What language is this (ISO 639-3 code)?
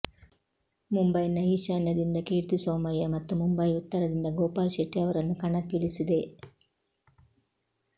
kan